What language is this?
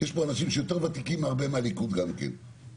Hebrew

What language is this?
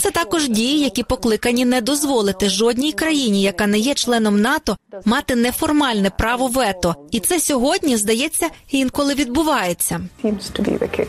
Ukrainian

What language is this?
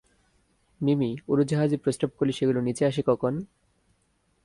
Bangla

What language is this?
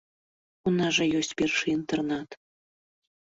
Belarusian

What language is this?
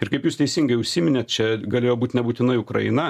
Lithuanian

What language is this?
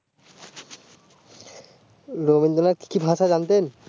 Bangla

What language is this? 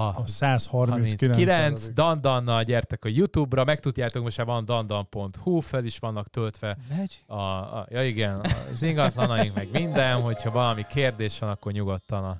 Hungarian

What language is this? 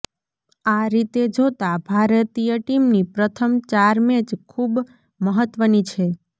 Gujarati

